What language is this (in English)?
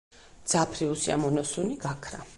Georgian